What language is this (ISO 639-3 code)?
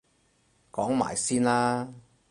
yue